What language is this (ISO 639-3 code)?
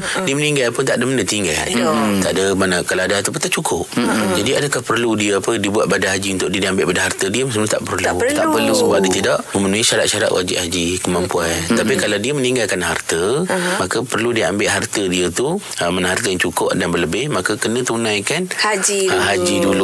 msa